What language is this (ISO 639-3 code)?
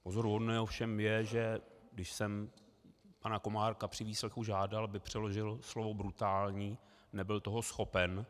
ces